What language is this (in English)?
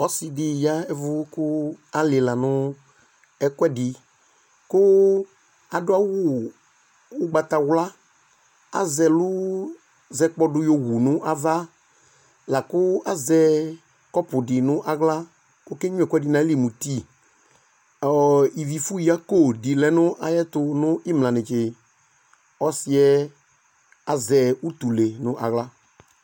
Ikposo